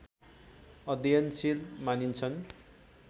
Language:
Nepali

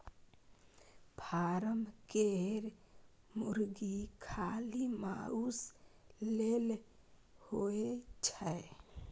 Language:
Maithili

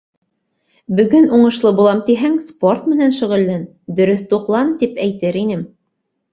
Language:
Bashkir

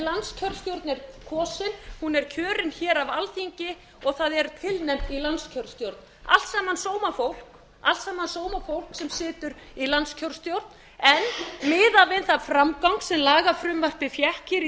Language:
Icelandic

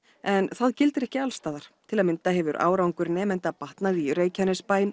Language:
Icelandic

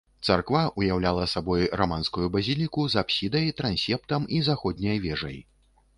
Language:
Belarusian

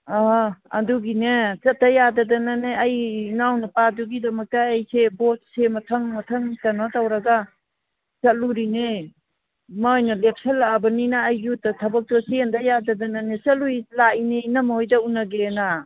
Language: Manipuri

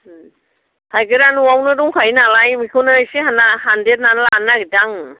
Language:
Bodo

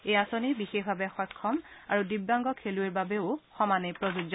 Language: Assamese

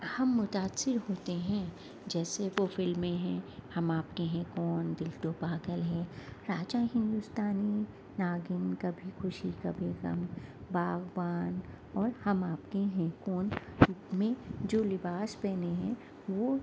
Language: Urdu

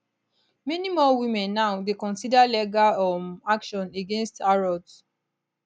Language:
Nigerian Pidgin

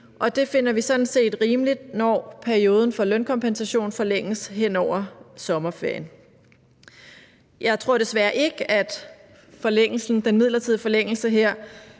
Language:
Danish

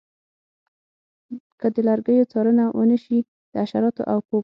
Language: Pashto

